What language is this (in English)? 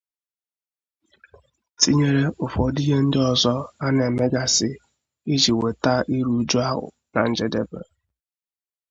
Igbo